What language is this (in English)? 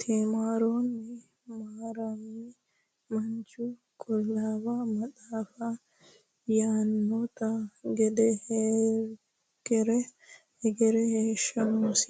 Sidamo